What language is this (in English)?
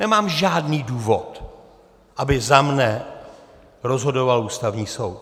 Czech